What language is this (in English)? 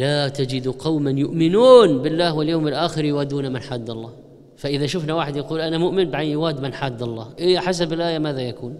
Arabic